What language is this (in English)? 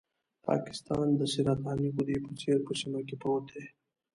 Pashto